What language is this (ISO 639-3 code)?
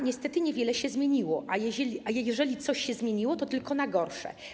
pol